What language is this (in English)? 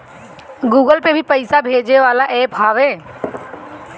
Bhojpuri